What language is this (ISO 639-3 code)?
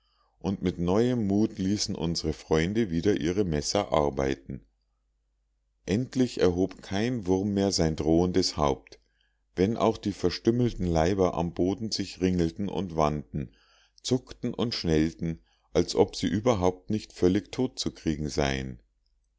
deu